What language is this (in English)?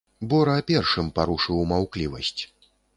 Belarusian